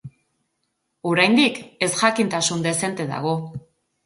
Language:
Basque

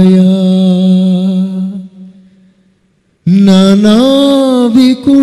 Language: Telugu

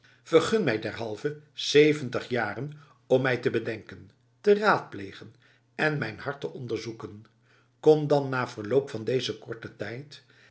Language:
Dutch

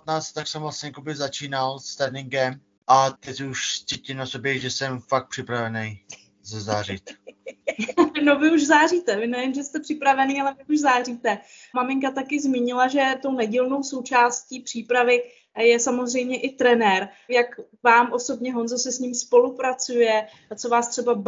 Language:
Czech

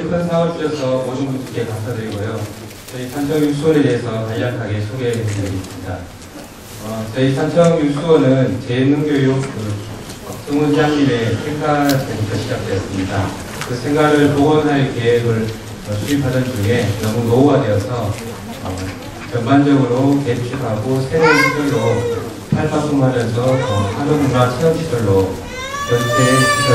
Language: Korean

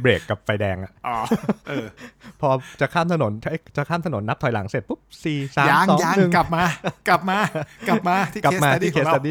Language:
Thai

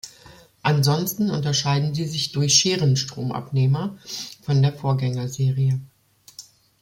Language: German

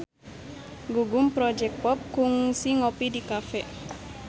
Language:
Sundanese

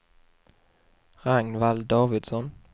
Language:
Swedish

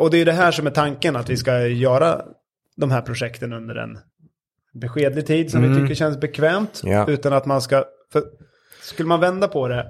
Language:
Swedish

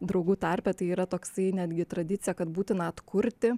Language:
Lithuanian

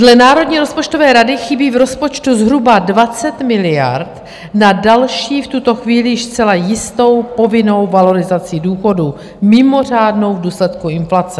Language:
Czech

